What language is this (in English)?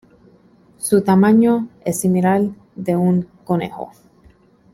Spanish